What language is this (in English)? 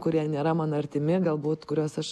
Lithuanian